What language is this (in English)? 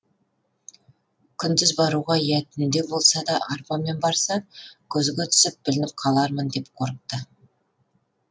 Kazakh